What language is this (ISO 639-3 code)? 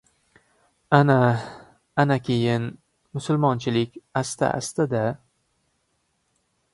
uzb